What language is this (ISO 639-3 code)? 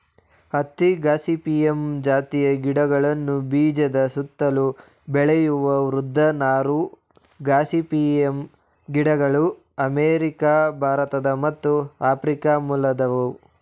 kan